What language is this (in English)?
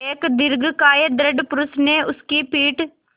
Hindi